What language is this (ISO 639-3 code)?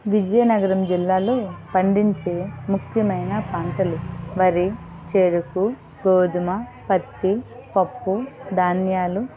tel